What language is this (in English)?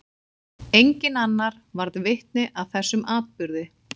Icelandic